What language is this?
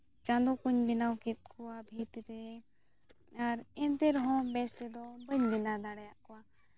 Santali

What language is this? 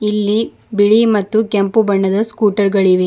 Kannada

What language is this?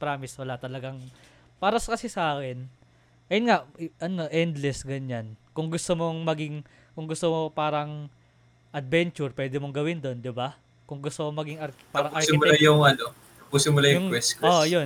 Filipino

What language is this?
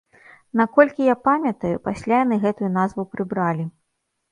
Belarusian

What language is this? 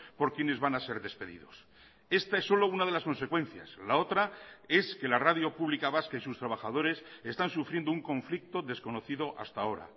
Spanish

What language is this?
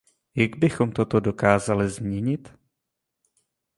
Czech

